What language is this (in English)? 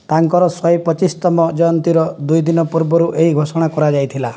Odia